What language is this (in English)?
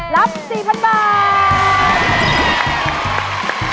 Thai